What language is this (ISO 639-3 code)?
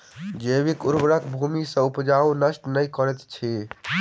mai